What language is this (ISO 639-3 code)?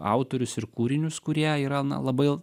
lit